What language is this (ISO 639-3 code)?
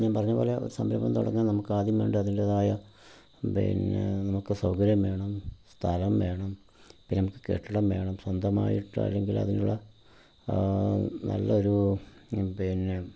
mal